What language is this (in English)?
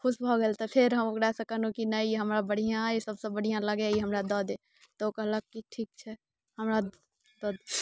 Maithili